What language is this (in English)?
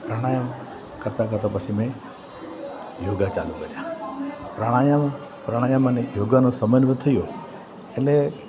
Gujarati